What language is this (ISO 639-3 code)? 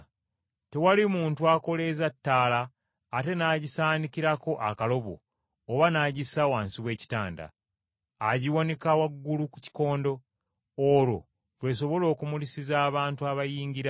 lug